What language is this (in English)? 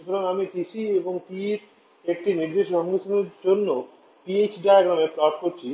Bangla